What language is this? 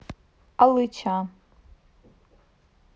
Russian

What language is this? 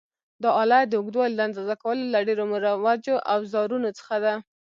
Pashto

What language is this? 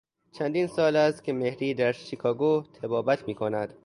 Persian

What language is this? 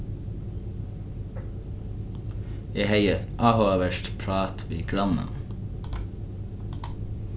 Faroese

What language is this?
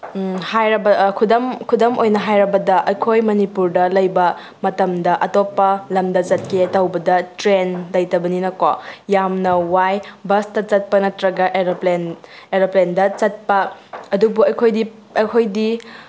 Manipuri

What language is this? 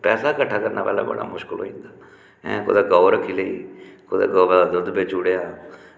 Dogri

